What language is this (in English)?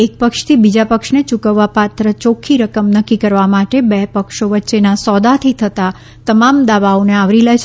Gujarati